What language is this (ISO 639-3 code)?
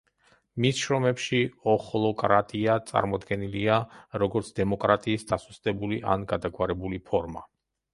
kat